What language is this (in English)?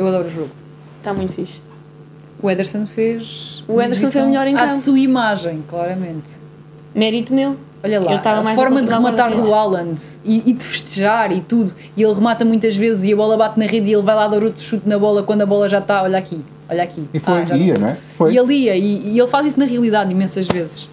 Portuguese